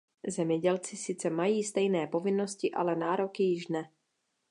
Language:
Czech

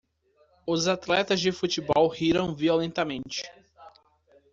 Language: Portuguese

